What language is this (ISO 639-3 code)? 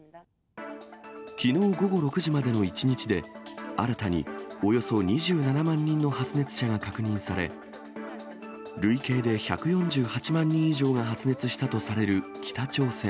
jpn